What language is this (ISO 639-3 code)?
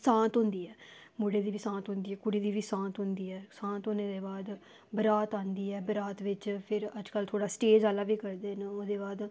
doi